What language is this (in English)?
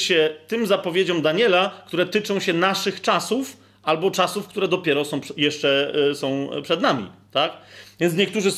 Polish